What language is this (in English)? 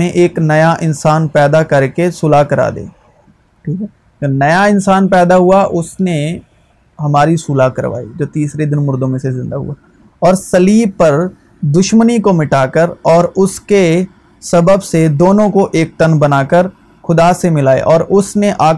Urdu